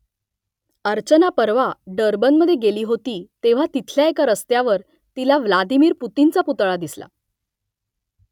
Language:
Marathi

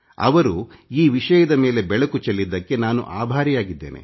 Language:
Kannada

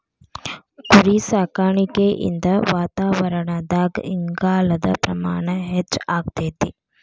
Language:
Kannada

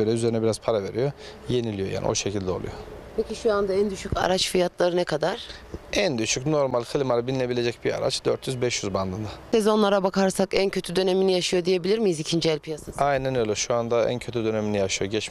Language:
Turkish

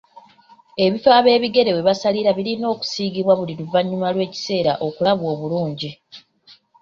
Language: Ganda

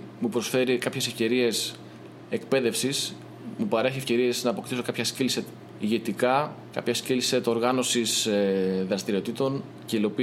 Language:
Greek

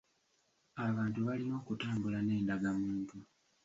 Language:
Ganda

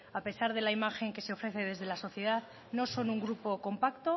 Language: Spanish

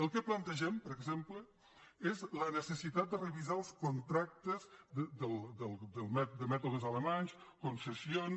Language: Catalan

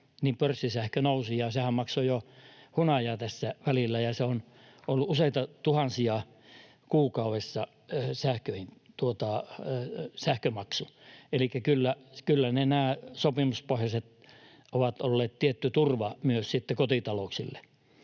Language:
Finnish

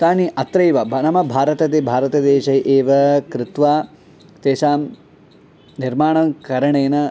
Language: Sanskrit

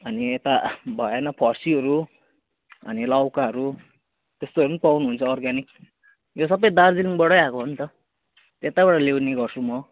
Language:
Nepali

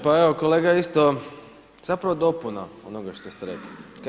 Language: Croatian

